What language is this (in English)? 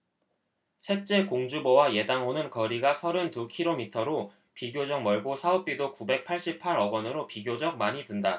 Korean